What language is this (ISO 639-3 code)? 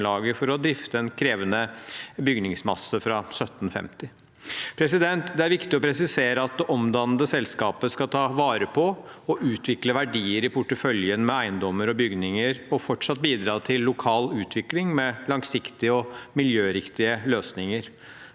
nor